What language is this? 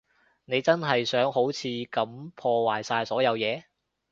Cantonese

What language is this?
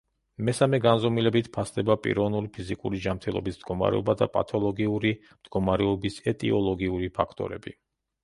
Georgian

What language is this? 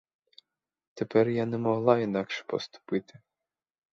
Ukrainian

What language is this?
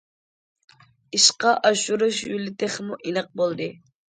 Uyghur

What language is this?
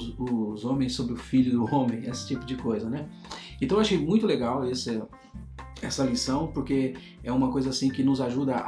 Portuguese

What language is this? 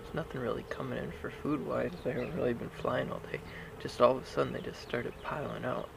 English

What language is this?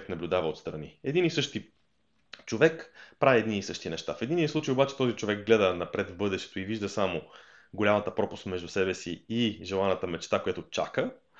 Bulgarian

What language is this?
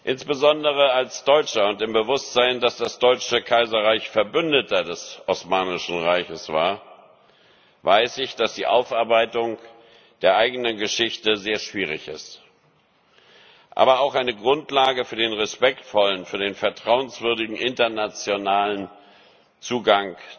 German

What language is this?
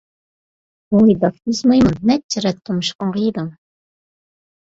Uyghur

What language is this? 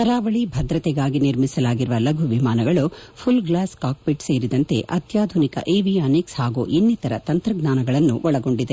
Kannada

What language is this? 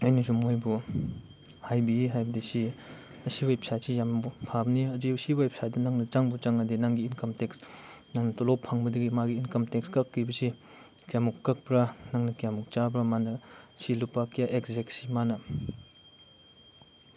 Manipuri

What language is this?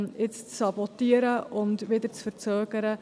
Swiss German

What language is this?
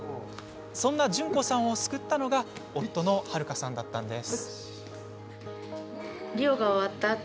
Japanese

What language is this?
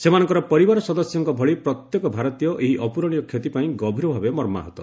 Odia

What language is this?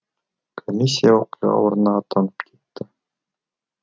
Kazakh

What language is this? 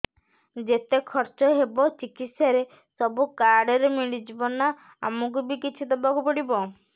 Odia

